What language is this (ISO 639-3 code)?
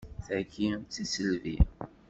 kab